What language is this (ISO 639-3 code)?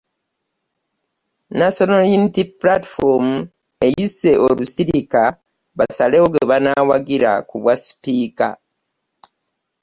lug